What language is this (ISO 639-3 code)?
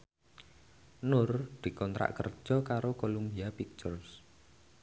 jav